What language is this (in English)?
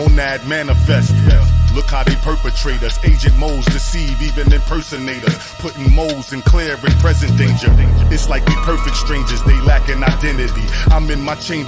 English